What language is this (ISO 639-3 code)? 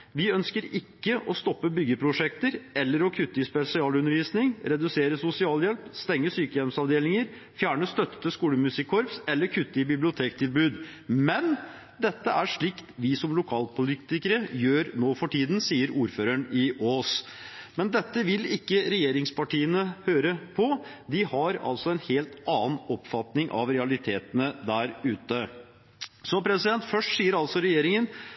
nob